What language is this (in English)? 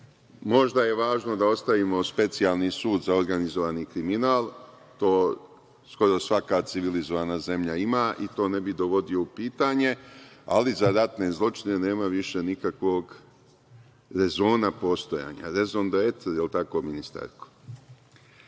Serbian